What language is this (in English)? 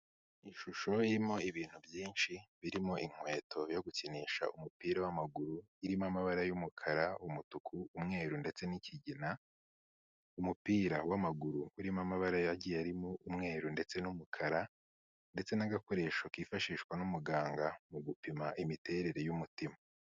Kinyarwanda